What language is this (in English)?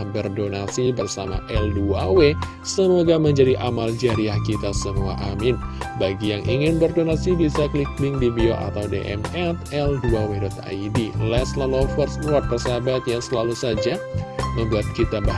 Indonesian